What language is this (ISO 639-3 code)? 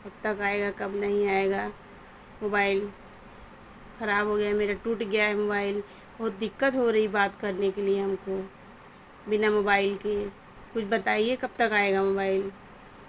urd